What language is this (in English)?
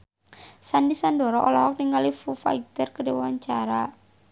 Sundanese